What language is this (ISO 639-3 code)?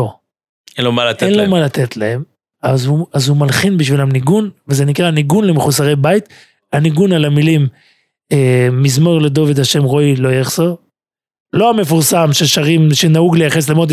heb